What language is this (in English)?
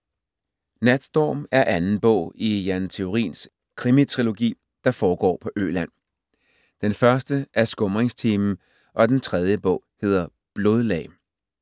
Danish